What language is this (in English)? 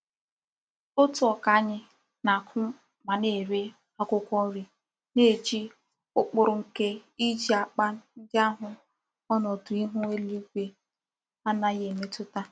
Igbo